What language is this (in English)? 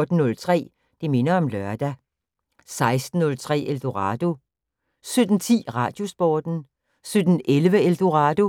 Danish